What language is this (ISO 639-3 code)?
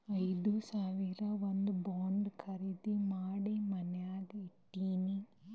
kan